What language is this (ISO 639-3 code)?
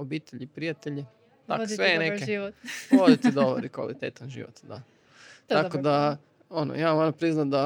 hrv